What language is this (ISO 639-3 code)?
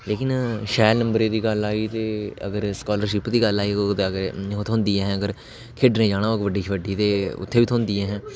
doi